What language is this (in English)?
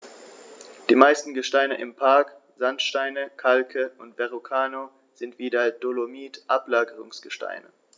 German